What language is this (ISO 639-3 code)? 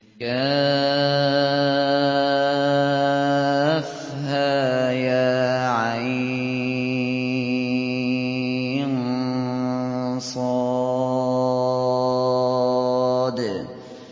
ara